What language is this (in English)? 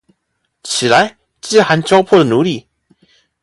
Chinese